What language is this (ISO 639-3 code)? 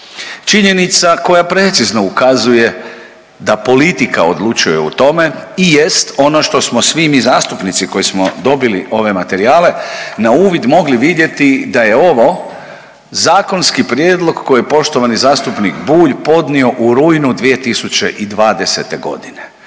hrv